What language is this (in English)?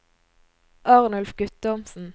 Norwegian